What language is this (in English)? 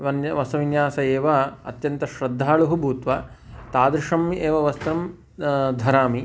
Sanskrit